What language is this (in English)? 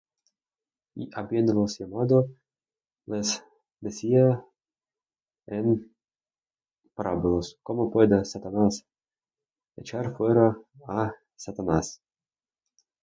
Spanish